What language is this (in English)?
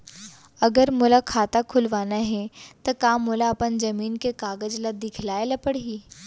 Chhattisgarhi